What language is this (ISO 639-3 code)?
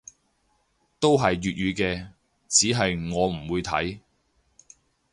yue